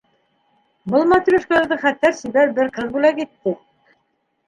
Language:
Bashkir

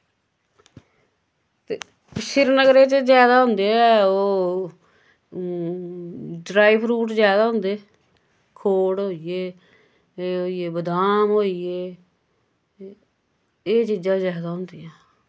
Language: Dogri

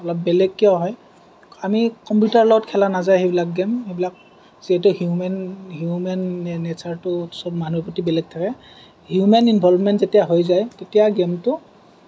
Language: Assamese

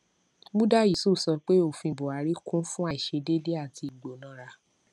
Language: Yoruba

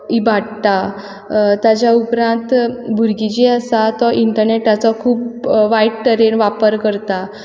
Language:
Konkani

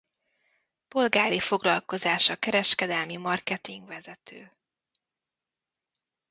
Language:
Hungarian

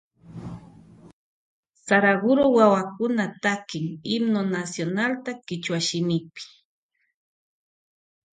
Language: Loja Highland Quichua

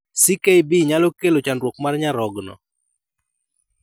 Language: Luo (Kenya and Tanzania)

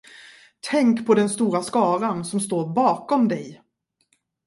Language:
Swedish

